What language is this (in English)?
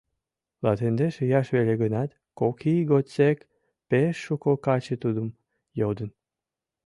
Mari